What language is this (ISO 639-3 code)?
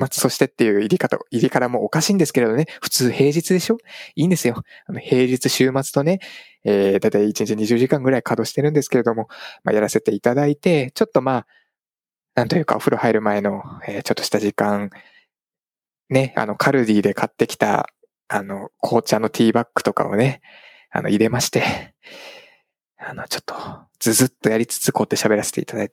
jpn